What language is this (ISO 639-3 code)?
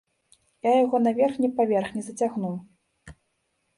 bel